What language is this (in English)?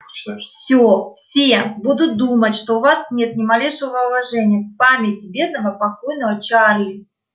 Russian